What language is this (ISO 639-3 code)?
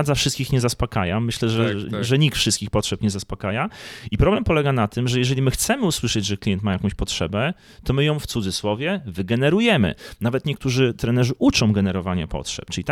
pol